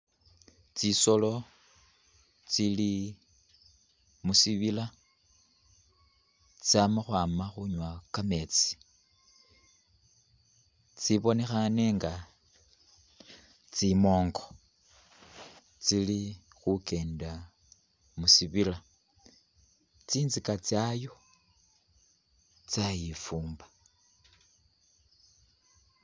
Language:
Masaaba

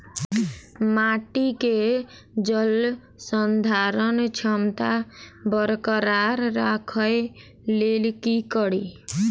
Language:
Maithili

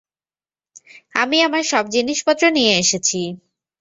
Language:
Bangla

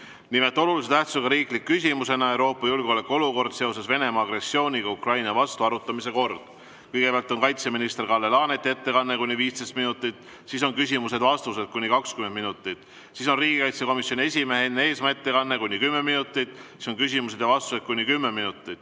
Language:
Estonian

